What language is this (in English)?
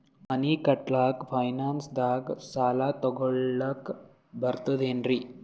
Kannada